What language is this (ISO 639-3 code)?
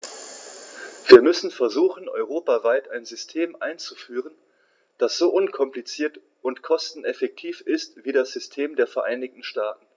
deu